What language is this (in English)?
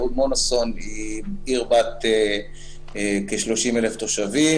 Hebrew